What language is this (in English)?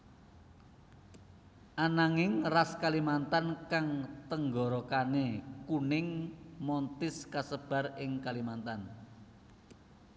Javanese